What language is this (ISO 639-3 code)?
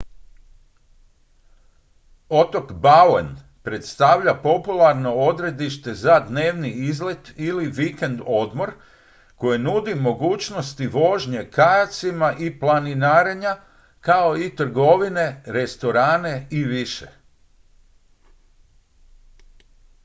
hrv